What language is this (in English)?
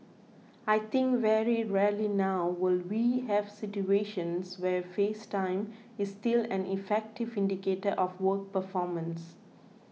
English